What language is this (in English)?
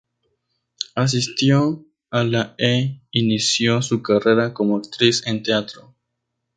Spanish